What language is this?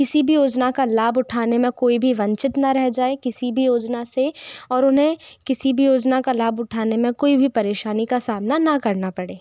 Hindi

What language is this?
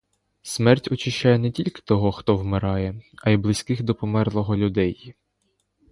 Ukrainian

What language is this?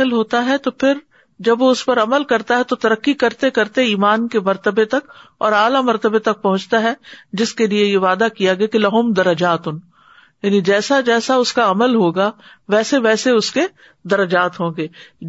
Urdu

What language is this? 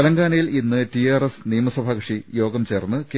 Malayalam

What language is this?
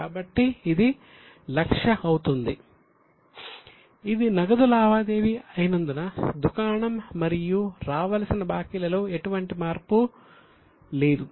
Telugu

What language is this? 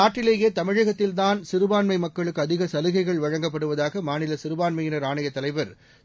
Tamil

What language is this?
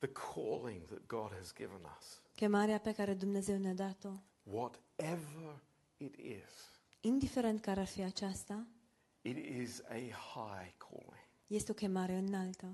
Romanian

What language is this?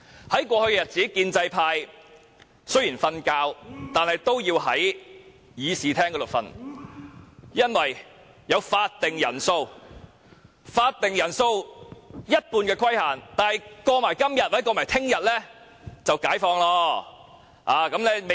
Cantonese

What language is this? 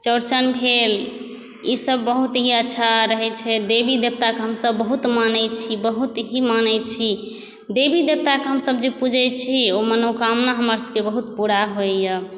Maithili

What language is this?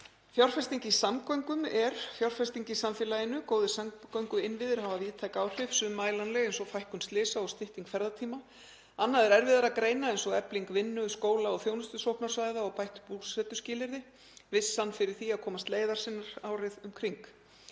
Icelandic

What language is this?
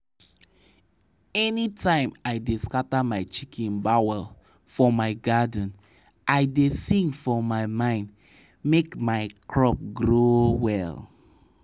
Nigerian Pidgin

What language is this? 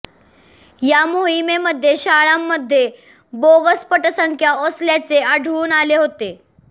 Marathi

